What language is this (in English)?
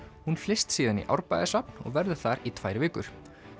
Icelandic